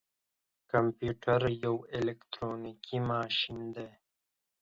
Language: Pashto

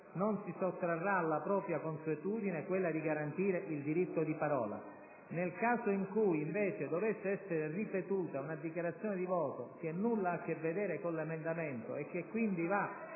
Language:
Italian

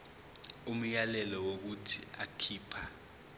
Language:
Zulu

